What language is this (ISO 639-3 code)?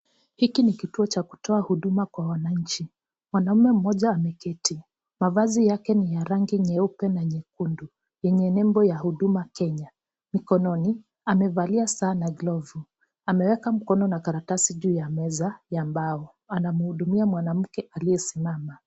swa